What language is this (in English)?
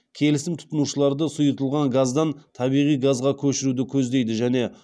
Kazakh